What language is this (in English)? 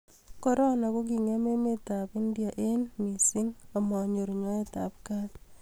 Kalenjin